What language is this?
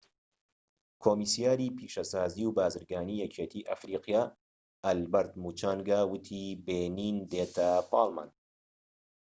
Central Kurdish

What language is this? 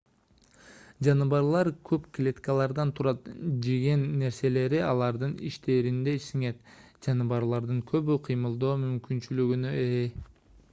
Kyrgyz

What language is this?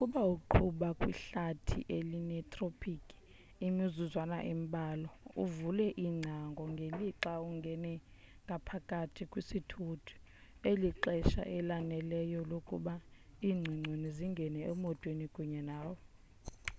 Xhosa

